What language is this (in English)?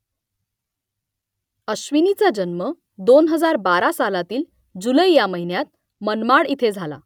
Marathi